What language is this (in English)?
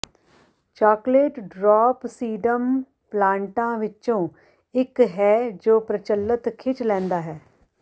Punjabi